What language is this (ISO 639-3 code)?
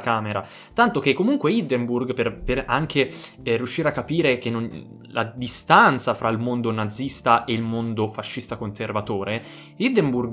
ita